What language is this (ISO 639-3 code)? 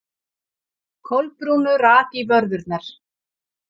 isl